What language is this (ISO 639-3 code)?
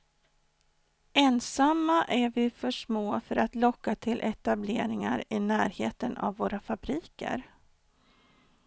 swe